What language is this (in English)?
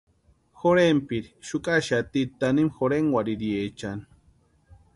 Western Highland Purepecha